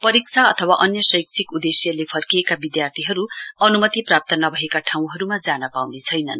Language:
Nepali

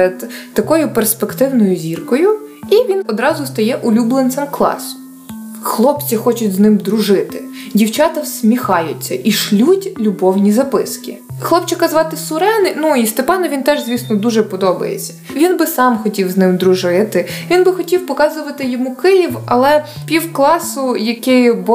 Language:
Ukrainian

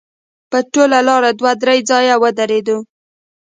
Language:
Pashto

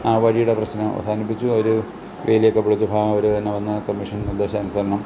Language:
Malayalam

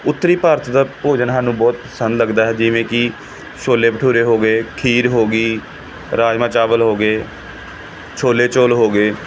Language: Punjabi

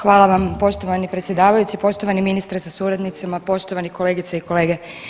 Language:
Croatian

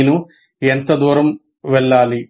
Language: Telugu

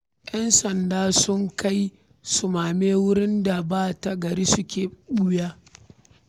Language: Hausa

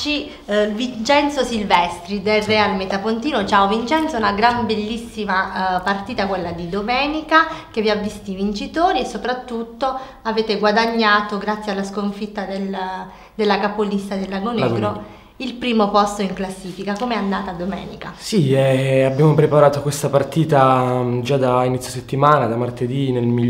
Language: Italian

